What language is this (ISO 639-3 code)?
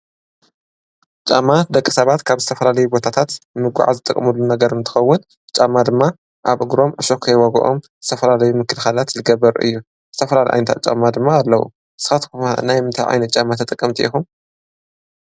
tir